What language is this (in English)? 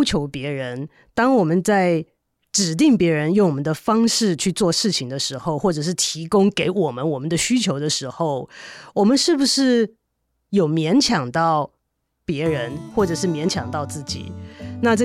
Chinese